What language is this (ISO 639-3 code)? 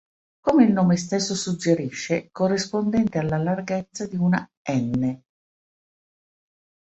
ita